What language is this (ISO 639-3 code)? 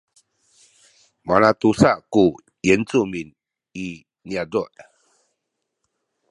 szy